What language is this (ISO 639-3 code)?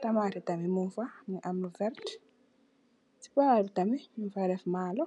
wol